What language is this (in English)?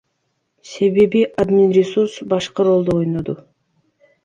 Kyrgyz